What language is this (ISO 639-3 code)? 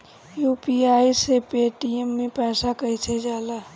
bho